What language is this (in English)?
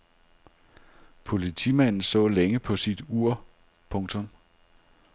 Danish